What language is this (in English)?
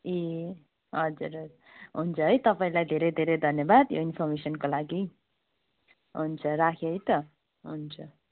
Nepali